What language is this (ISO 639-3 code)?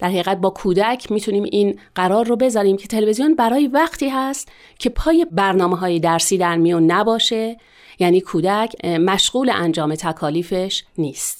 fas